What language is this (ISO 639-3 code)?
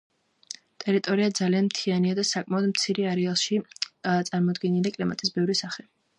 kat